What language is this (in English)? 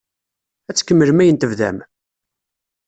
Kabyle